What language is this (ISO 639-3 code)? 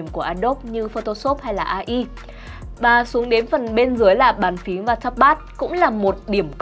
vie